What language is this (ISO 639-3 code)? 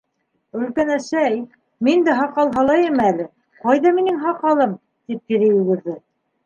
bak